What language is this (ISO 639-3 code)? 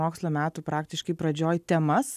lit